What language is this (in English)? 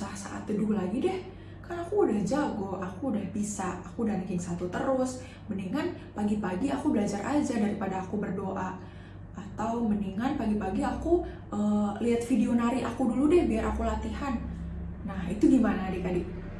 Indonesian